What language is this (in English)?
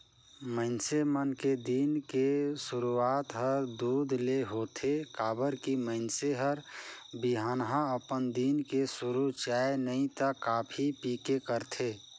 Chhattisgarhi